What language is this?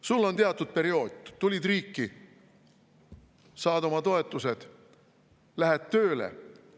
Estonian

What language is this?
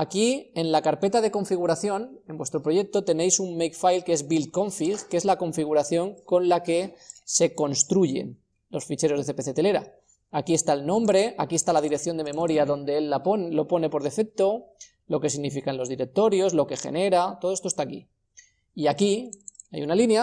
Spanish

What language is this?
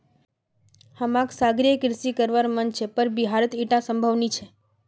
Magahi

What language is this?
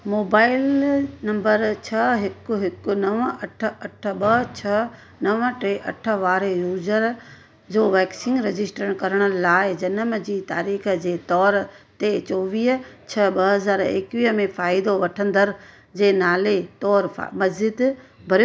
Sindhi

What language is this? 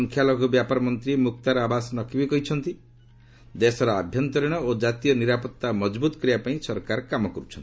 Odia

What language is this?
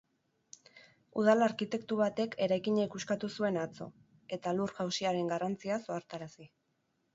Basque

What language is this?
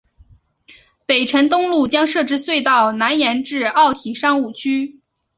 Chinese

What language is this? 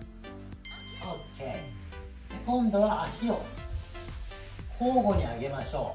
Japanese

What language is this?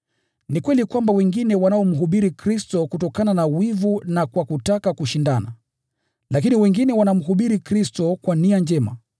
Swahili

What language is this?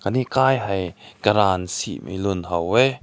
Rongmei Naga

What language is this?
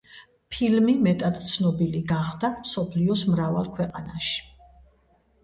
Georgian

